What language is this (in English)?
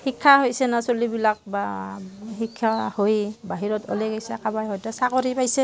Assamese